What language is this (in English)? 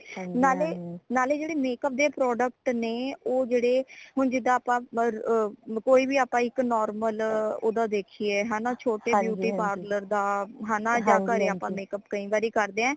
Punjabi